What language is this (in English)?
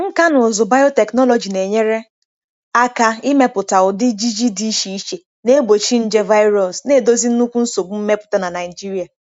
Igbo